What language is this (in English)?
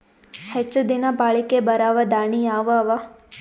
Kannada